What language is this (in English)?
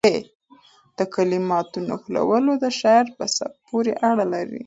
Pashto